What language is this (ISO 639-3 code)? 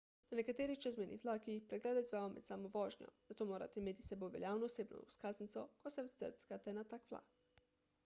slv